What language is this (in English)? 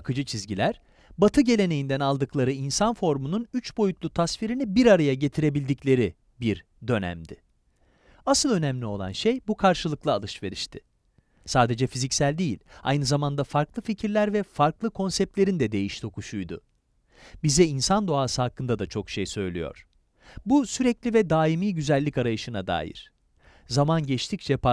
Turkish